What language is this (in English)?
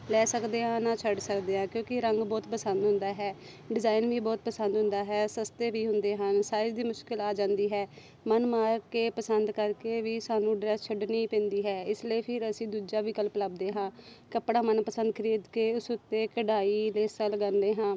Punjabi